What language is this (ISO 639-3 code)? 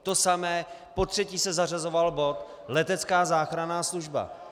ces